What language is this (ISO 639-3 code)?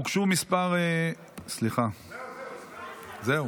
heb